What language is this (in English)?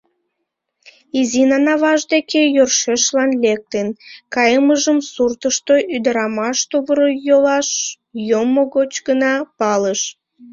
Mari